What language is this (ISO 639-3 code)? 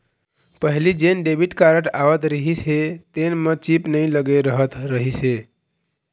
hne